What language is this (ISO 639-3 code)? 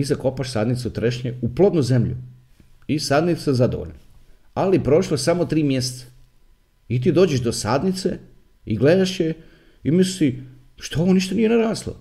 hrv